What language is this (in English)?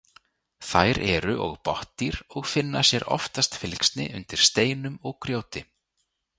Icelandic